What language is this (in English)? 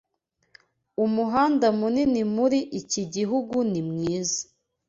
Kinyarwanda